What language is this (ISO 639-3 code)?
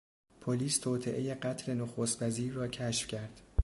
fas